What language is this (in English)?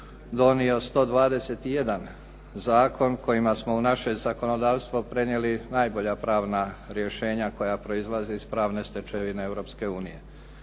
Croatian